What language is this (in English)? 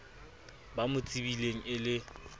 Southern Sotho